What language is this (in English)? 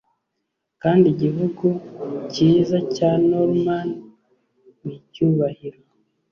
Kinyarwanda